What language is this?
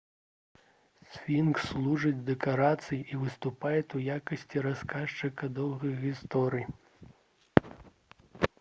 Belarusian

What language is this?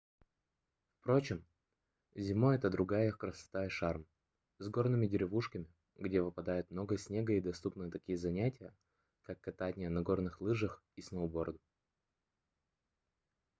Russian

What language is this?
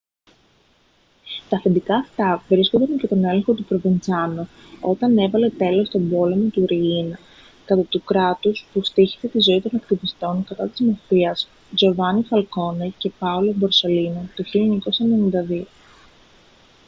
Greek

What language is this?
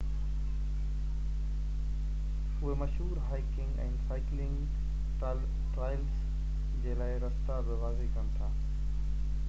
Sindhi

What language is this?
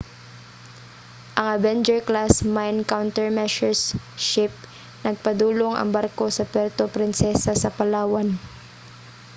Cebuano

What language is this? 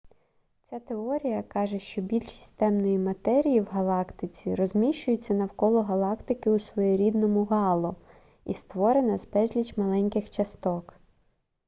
Ukrainian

